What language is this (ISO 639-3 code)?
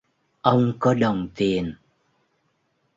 vie